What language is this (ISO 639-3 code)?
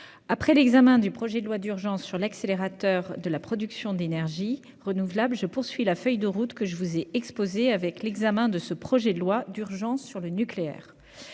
fra